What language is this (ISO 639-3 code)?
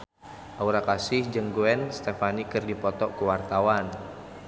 sun